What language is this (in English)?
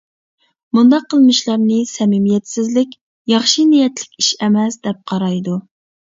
Uyghur